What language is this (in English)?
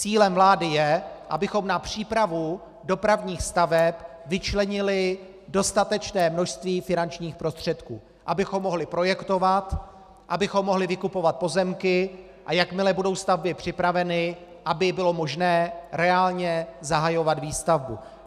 Czech